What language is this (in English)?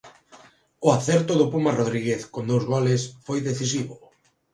Galician